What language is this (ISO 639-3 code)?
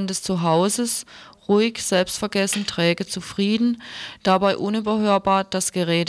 deu